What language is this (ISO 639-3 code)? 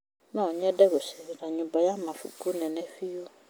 kik